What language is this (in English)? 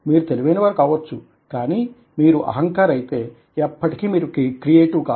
Telugu